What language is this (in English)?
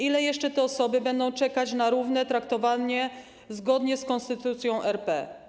Polish